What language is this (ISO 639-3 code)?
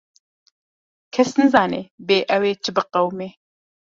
kur